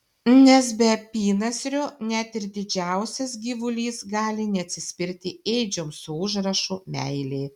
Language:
Lithuanian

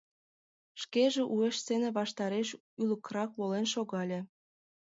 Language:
Mari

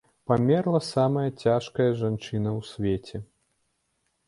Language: Belarusian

